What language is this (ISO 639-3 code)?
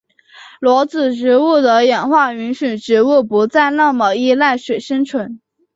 zho